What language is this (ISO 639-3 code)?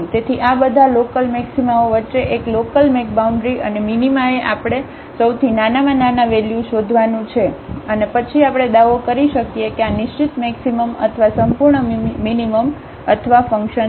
guj